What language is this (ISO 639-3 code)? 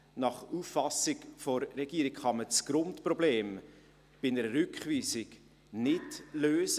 gsw